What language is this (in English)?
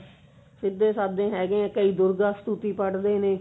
Punjabi